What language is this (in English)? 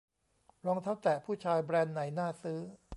Thai